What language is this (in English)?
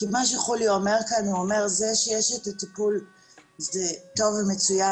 Hebrew